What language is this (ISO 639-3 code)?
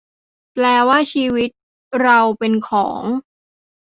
tha